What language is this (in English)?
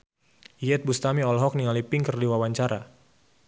Sundanese